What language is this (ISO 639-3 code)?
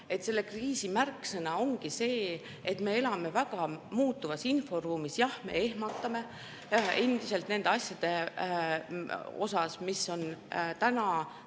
est